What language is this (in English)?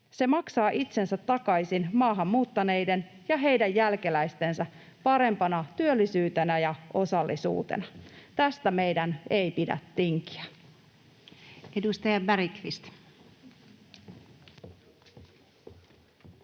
Finnish